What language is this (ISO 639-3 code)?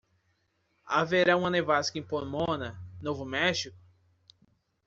por